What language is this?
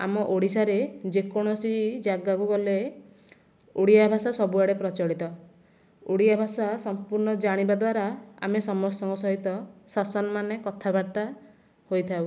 Odia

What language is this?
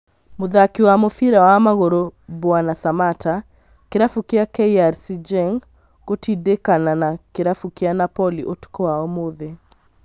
Kikuyu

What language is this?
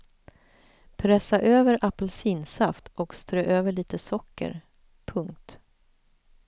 Swedish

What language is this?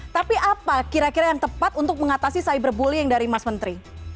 Indonesian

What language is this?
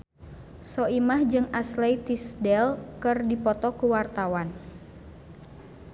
Sundanese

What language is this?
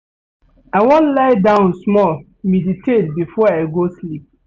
Nigerian Pidgin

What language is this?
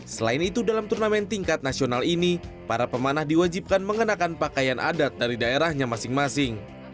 Indonesian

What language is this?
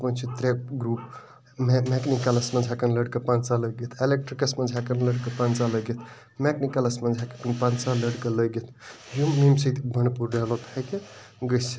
Kashmiri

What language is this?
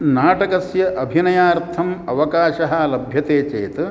Sanskrit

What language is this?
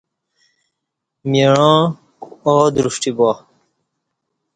Kati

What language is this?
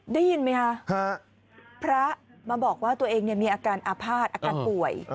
Thai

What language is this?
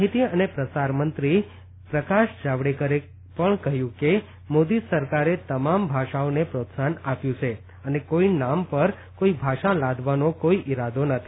Gujarati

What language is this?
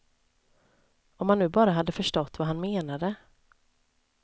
Swedish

